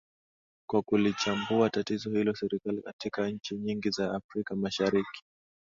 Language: Swahili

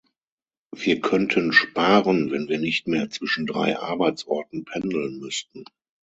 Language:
German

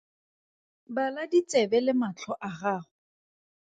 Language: Tswana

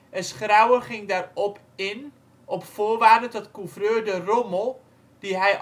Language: Dutch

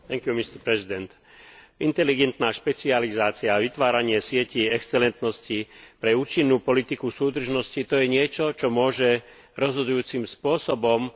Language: Slovak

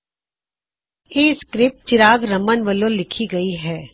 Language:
Punjabi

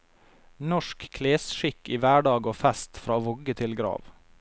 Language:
Norwegian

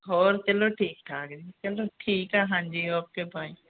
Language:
Punjabi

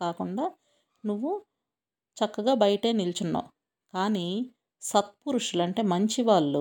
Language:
Telugu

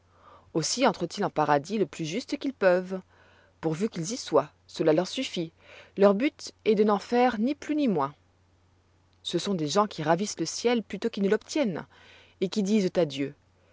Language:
French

